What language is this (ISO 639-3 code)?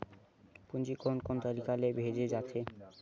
hne